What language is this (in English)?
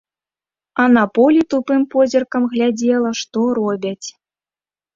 Belarusian